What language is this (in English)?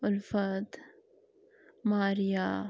Kashmiri